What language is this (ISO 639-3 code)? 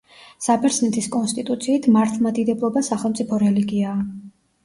kat